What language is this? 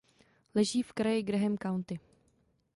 Czech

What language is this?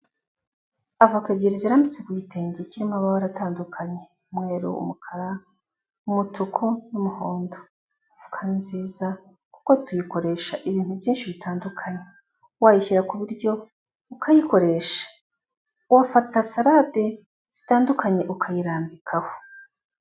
Kinyarwanda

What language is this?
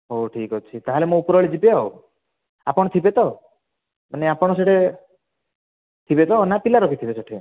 Odia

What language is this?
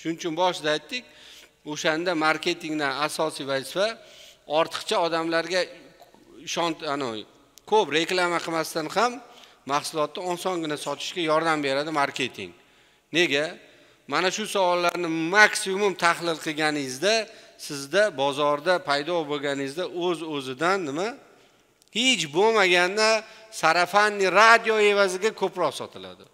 Turkish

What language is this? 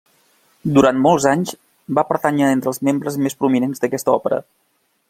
Catalan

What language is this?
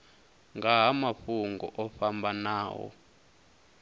Venda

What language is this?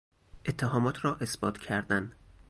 Persian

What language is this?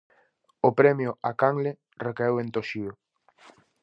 Galician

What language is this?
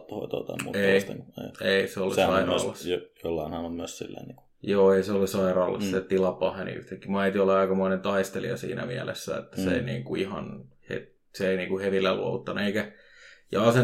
Finnish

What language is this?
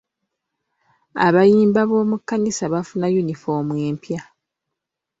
Ganda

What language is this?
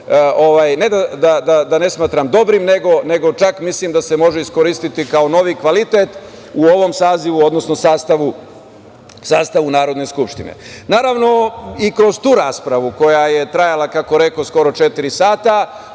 Serbian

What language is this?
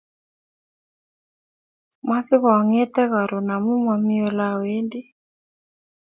Kalenjin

